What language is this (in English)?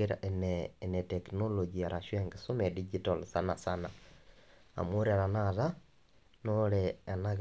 Masai